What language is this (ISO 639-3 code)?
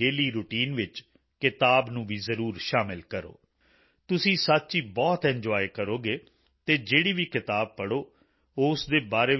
pan